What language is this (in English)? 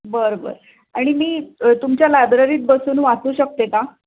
Marathi